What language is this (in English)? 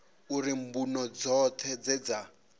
Venda